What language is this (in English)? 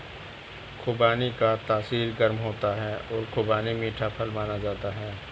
Hindi